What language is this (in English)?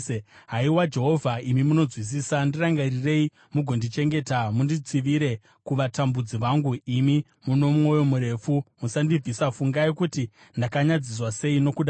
Shona